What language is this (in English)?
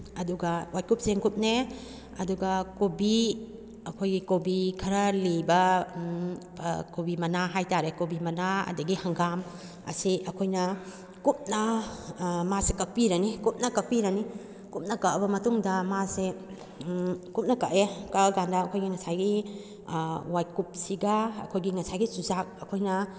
Manipuri